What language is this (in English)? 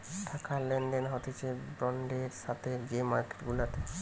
Bangla